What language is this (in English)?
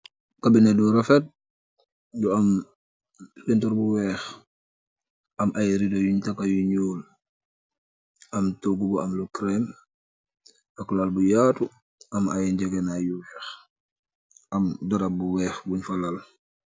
Wolof